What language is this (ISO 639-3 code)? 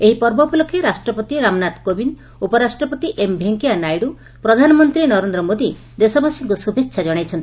ori